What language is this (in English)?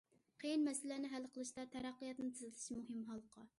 Uyghur